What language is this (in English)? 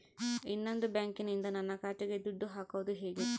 Kannada